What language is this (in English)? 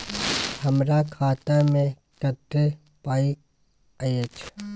Maithili